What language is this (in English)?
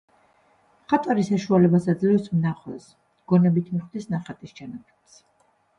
Georgian